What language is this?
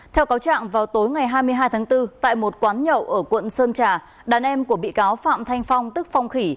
Vietnamese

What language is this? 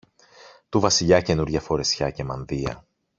Greek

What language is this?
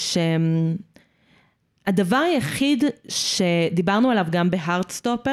Hebrew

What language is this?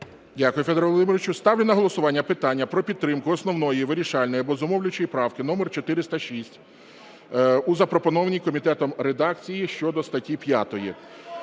Ukrainian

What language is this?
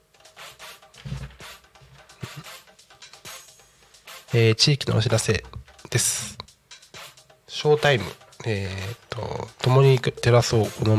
Japanese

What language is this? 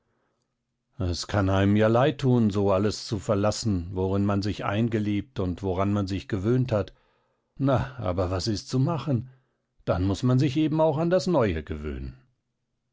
German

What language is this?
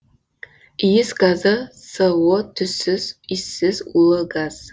Kazakh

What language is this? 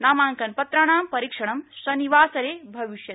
Sanskrit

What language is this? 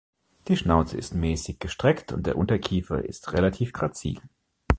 German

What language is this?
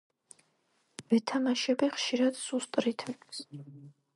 Georgian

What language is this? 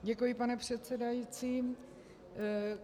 Czech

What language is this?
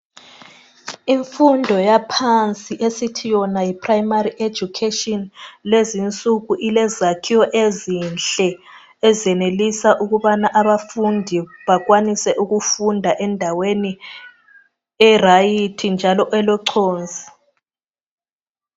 North Ndebele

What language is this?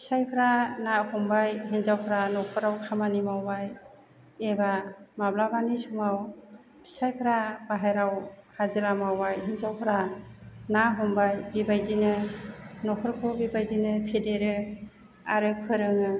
Bodo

